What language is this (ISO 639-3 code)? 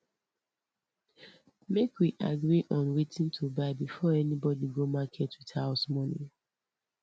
pcm